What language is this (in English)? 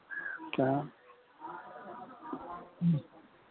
Maithili